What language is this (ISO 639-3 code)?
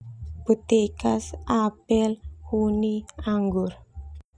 twu